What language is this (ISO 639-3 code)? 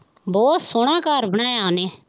pan